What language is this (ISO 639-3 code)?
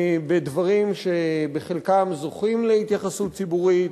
heb